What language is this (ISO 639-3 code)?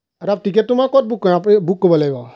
asm